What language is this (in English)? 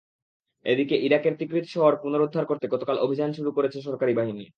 Bangla